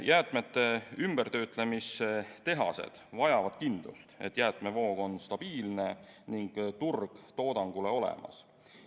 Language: Estonian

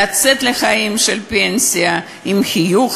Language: Hebrew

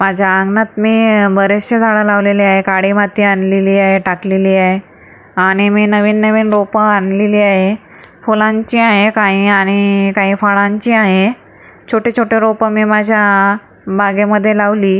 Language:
Marathi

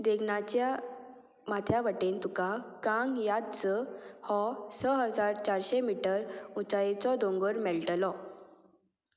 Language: Konkani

